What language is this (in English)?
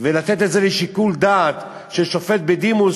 Hebrew